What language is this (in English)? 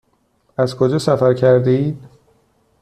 Persian